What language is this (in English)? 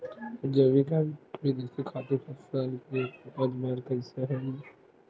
Chhattisgarhi